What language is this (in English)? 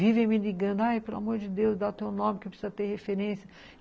Portuguese